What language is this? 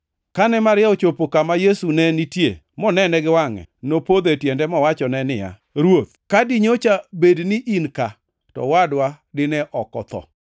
Luo (Kenya and Tanzania)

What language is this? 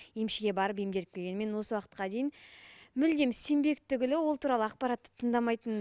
Kazakh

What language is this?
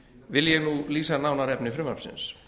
Icelandic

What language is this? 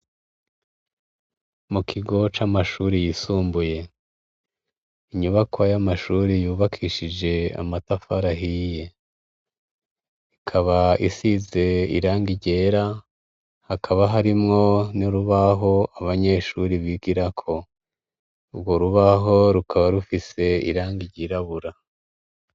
Rundi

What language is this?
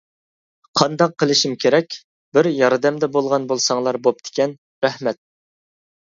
Uyghur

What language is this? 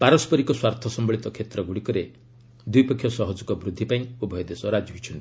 Odia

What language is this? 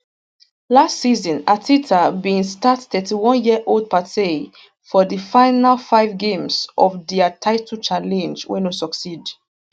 Nigerian Pidgin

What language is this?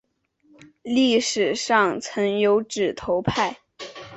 Chinese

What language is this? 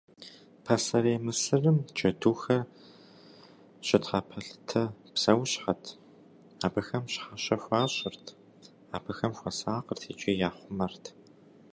Kabardian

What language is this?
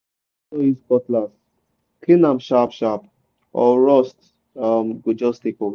Nigerian Pidgin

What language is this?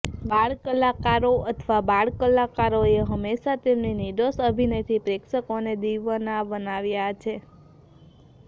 Gujarati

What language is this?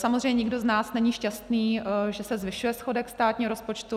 Czech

